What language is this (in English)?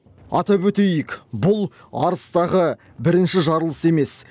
Kazakh